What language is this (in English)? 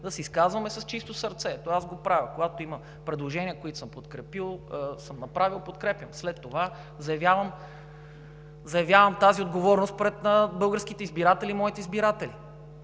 Bulgarian